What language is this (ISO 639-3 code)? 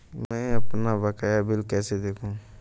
hin